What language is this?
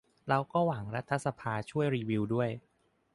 Thai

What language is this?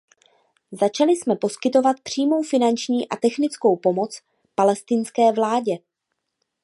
Czech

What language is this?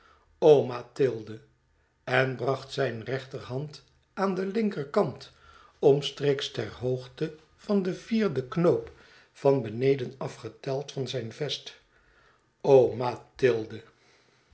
Dutch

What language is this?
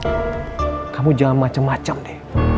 Indonesian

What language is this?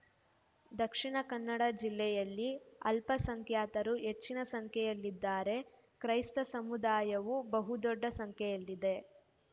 Kannada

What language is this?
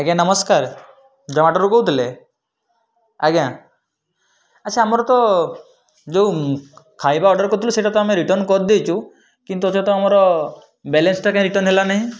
Odia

